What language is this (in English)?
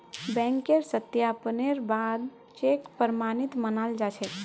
Magahi